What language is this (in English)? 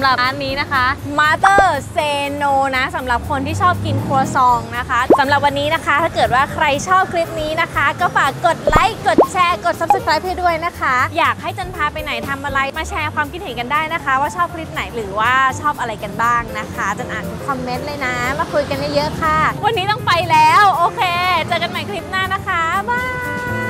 Thai